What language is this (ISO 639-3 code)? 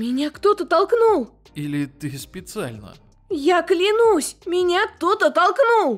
rus